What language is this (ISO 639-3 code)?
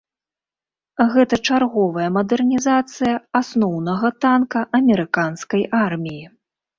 bel